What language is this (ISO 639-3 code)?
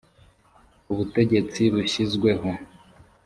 kin